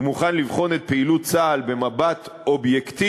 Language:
Hebrew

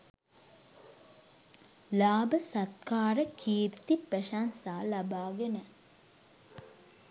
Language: Sinhala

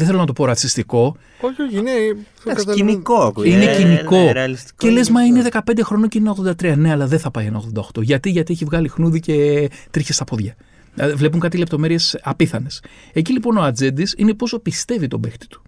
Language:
Greek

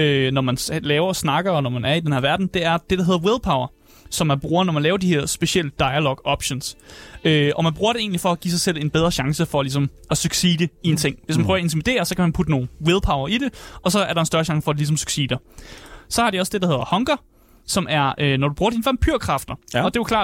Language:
Danish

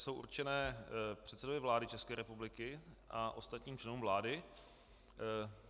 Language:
Czech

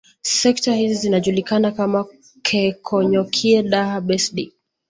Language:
Swahili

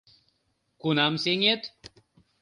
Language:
Mari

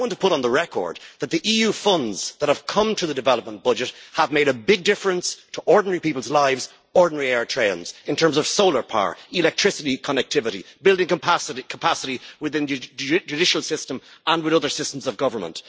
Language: English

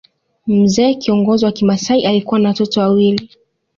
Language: Swahili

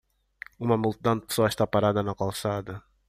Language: Portuguese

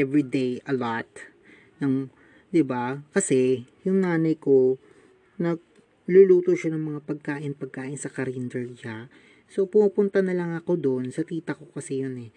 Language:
Filipino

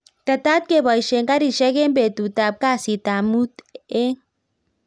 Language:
Kalenjin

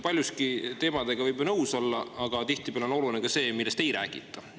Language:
Estonian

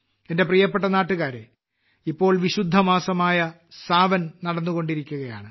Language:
Malayalam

